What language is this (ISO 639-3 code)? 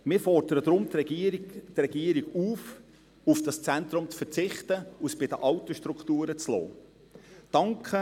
gsw